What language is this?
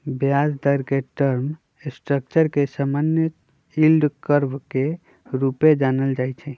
Magahi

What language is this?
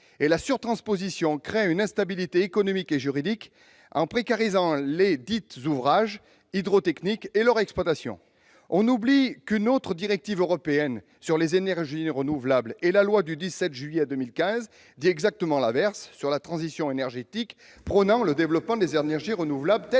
French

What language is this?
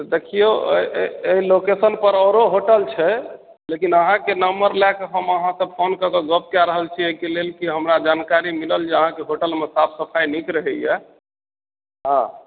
Maithili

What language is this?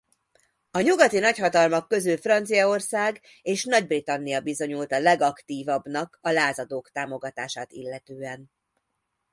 Hungarian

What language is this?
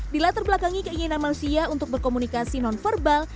Indonesian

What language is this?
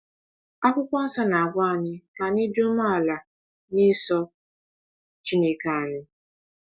Igbo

